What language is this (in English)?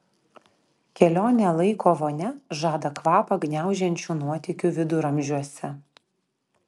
Lithuanian